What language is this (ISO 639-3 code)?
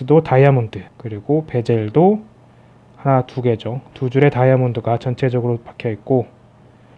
kor